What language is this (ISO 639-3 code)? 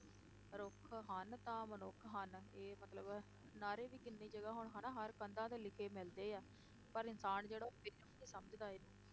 pan